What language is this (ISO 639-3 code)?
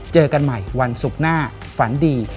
tha